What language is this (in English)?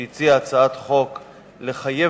Hebrew